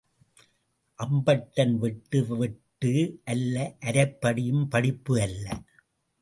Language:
Tamil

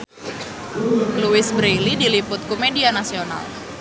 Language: Sundanese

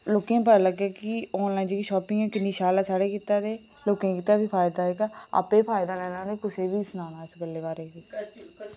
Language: Dogri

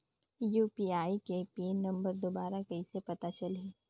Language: Chhattisgarhi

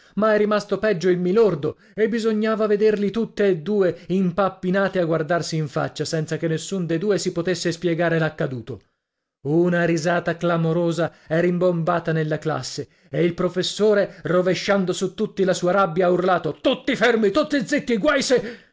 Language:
Italian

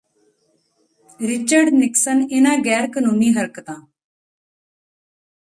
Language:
Punjabi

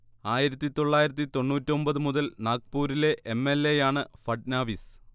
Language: Malayalam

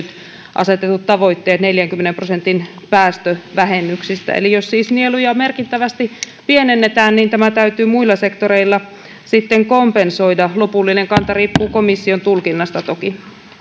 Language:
Finnish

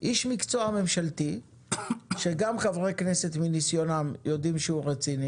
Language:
Hebrew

